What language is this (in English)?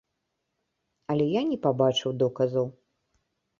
Belarusian